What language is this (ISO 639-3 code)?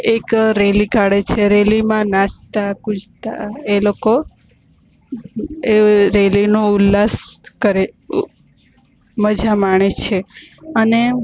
guj